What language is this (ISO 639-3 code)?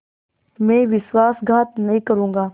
hin